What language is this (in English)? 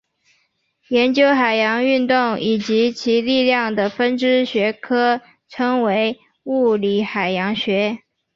Chinese